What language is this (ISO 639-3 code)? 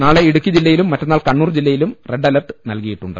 mal